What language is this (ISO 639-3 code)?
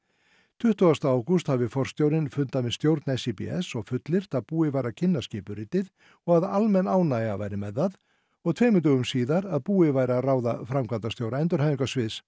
isl